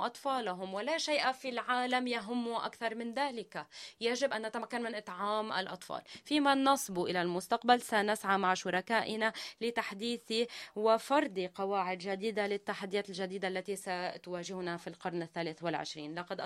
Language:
Arabic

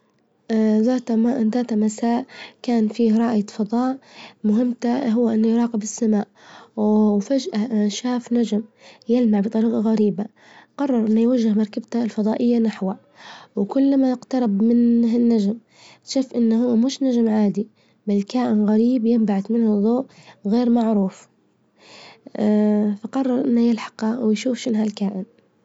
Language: Libyan Arabic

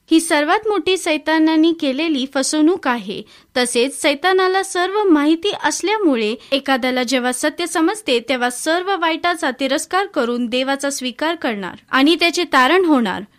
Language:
Marathi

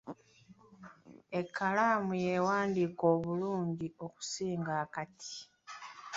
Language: Ganda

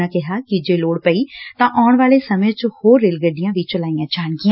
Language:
Punjabi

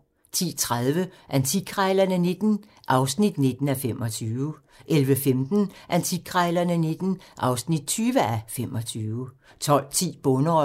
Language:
Danish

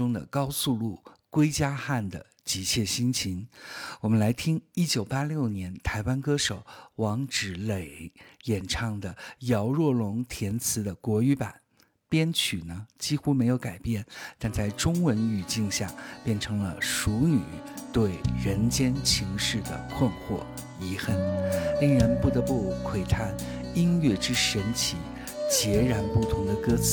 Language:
Chinese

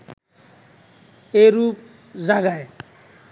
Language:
Bangla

